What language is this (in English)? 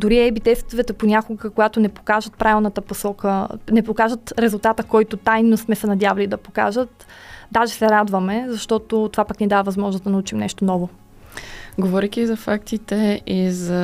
Bulgarian